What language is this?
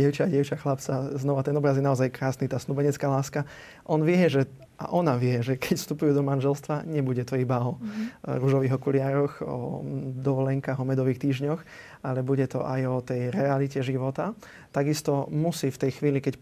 Slovak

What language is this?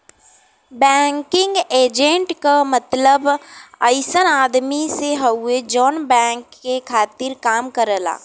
Bhojpuri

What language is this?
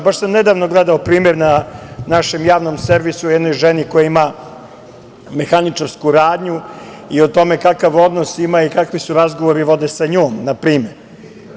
Serbian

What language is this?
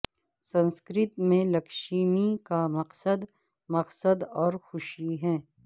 Urdu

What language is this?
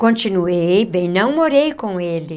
Portuguese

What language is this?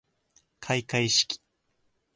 Japanese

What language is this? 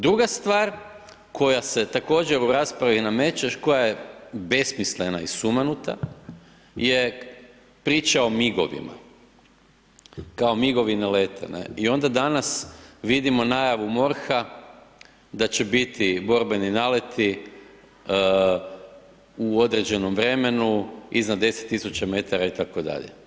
Croatian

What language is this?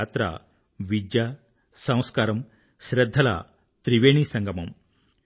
Telugu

